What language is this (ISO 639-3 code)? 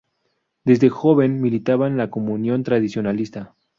spa